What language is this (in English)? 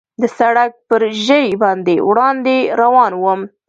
Pashto